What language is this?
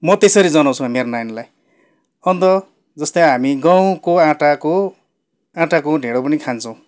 Nepali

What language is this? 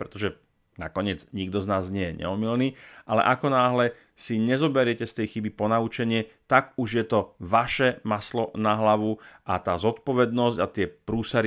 Slovak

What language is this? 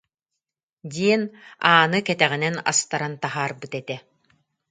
Yakut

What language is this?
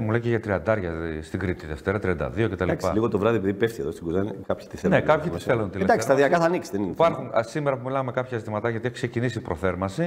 Greek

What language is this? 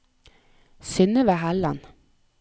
Norwegian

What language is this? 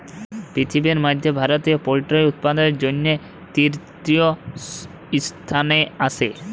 Bangla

